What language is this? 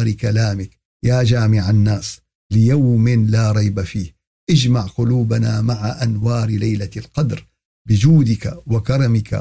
Arabic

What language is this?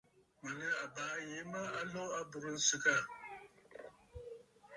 Bafut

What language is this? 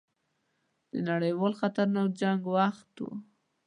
Pashto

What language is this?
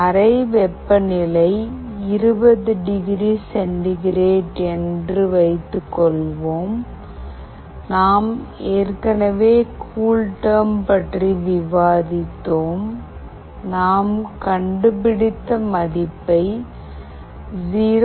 Tamil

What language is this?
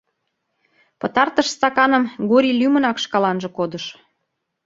Mari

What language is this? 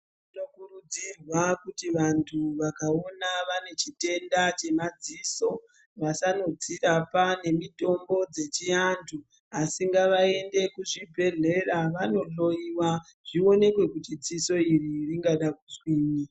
Ndau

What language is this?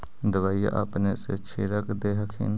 Magahi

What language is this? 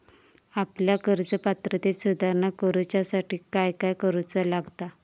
Marathi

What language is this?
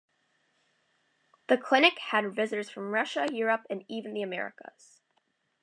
English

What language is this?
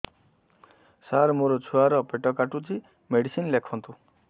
Odia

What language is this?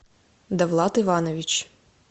Russian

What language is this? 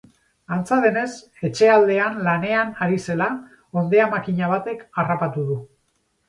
Basque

